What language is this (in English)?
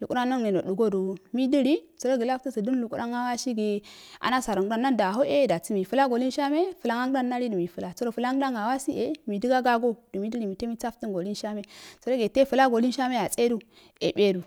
Afade